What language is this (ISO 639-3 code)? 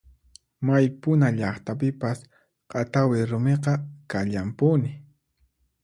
qxp